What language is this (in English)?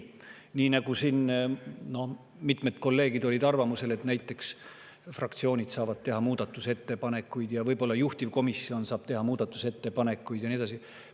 Estonian